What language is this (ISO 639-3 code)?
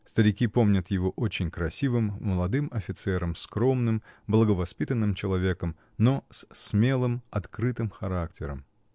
rus